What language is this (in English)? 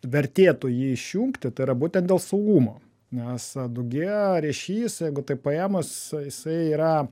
Lithuanian